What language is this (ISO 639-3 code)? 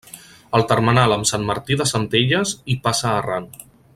cat